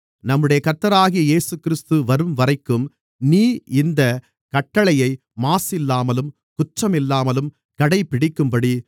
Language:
Tamil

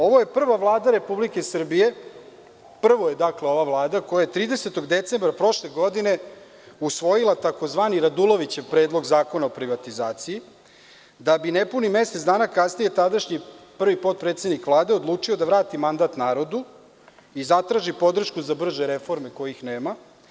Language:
Serbian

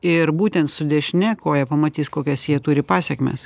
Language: Lithuanian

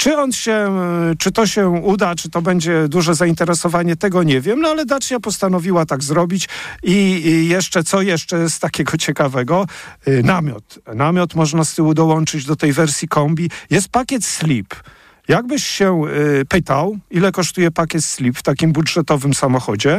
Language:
Polish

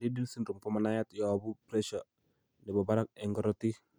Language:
Kalenjin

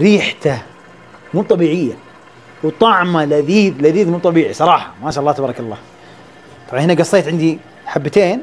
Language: Arabic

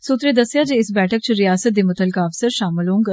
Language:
Dogri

